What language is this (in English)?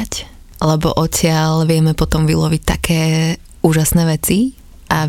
Slovak